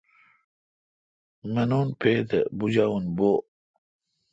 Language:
Kalkoti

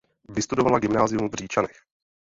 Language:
Czech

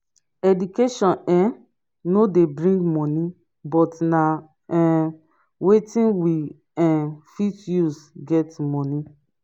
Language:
Nigerian Pidgin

